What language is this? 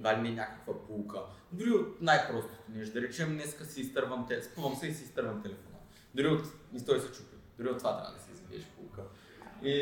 Bulgarian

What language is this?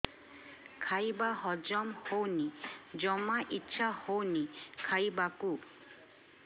Odia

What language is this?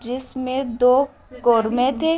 Urdu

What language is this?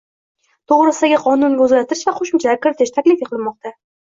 Uzbek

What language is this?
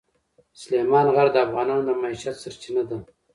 Pashto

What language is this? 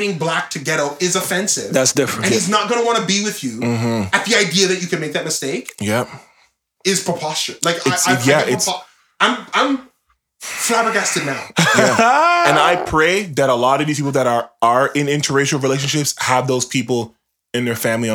English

